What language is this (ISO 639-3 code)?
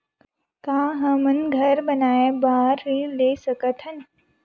hne